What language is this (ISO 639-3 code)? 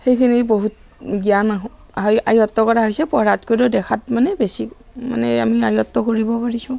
asm